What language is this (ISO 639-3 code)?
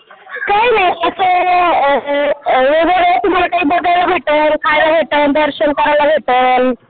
mar